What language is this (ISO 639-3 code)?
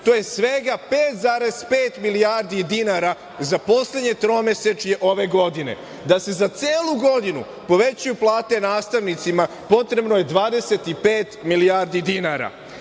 srp